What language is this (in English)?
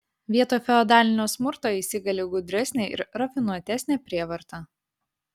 Lithuanian